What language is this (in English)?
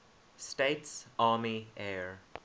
English